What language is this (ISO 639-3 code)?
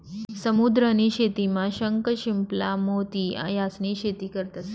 mar